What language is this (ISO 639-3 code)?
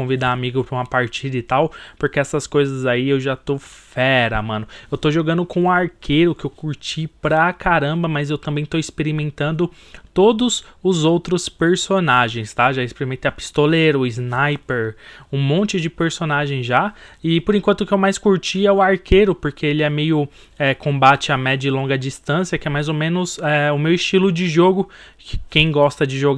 por